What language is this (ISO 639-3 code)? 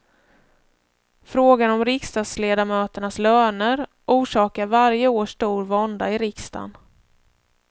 swe